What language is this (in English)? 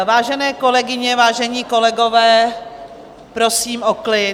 Czech